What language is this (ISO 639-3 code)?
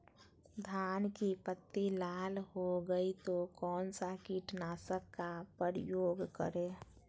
mag